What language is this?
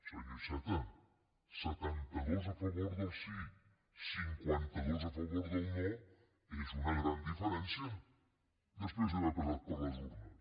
Catalan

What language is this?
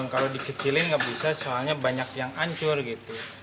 Indonesian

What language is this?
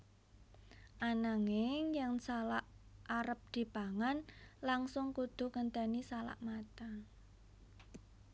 Javanese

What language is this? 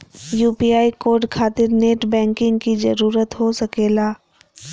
Magahi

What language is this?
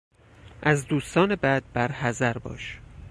Persian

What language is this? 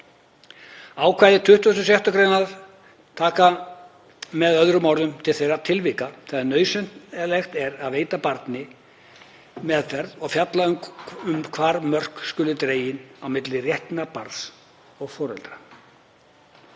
Icelandic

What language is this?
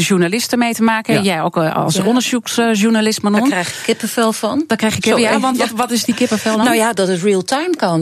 Dutch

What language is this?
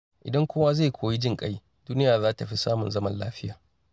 Hausa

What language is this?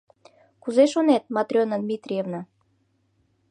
Mari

